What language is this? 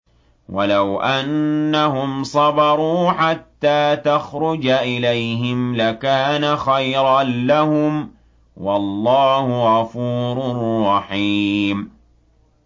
Arabic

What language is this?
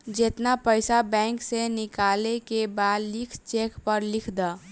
Bhojpuri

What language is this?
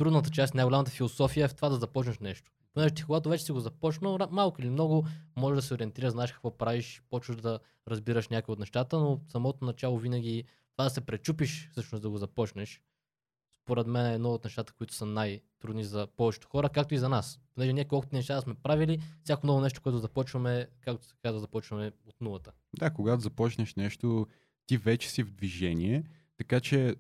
Bulgarian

